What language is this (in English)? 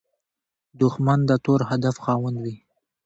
Pashto